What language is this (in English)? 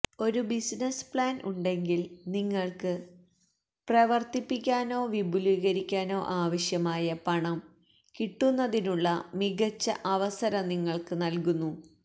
Malayalam